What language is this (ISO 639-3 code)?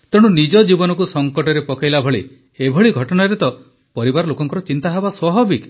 ori